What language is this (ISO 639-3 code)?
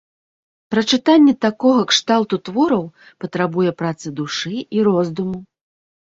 bel